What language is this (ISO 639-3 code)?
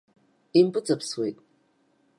abk